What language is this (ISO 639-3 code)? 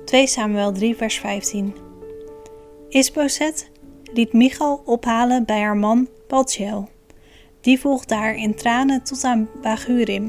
nld